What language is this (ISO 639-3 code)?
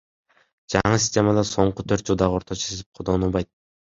kir